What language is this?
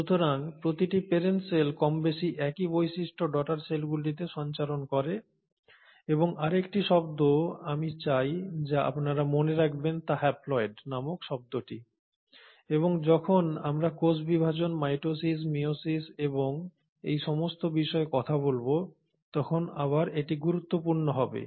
Bangla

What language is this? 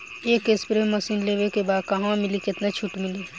Bhojpuri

